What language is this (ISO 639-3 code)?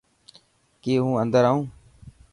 mki